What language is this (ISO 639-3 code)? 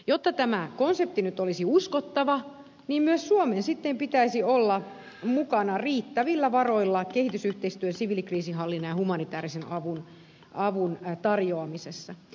fin